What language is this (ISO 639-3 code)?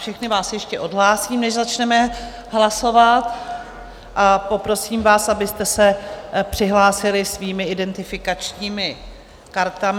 ces